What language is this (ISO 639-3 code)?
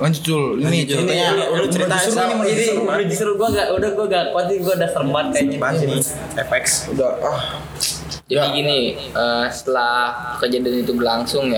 ind